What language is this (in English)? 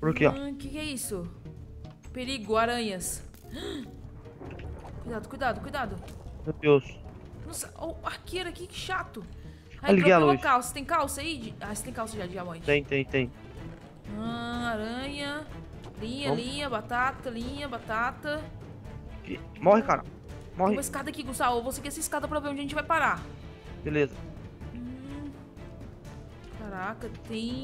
Portuguese